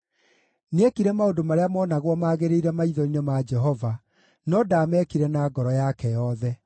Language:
Kikuyu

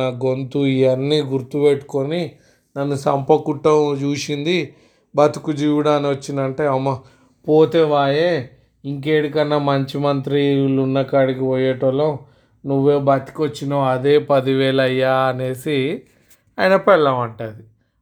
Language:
Telugu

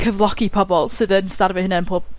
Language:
Welsh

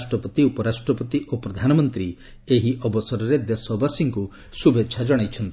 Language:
Odia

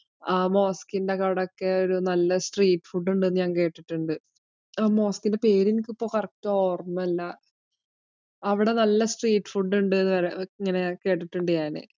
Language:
Malayalam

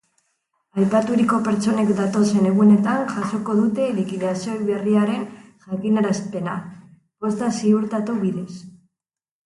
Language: Basque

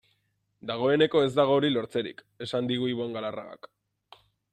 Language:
Basque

